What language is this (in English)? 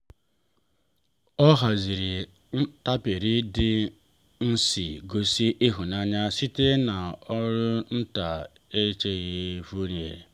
Igbo